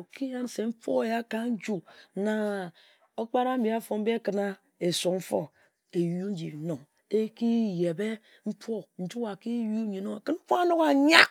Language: Ejagham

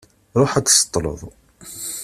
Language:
Kabyle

